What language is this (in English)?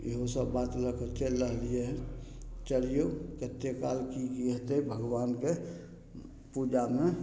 Maithili